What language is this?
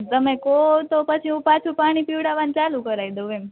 Gujarati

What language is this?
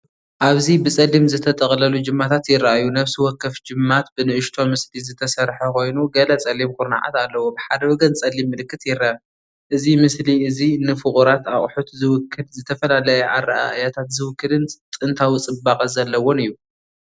Tigrinya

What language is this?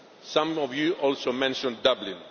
English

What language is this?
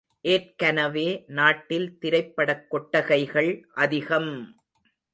Tamil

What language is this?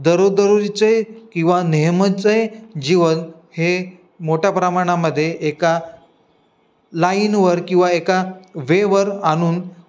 Marathi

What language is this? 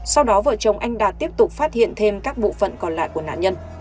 Vietnamese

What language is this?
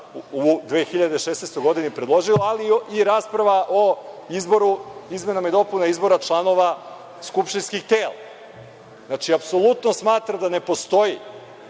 Serbian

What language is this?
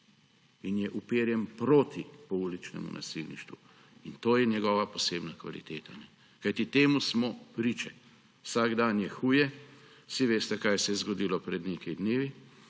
Slovenian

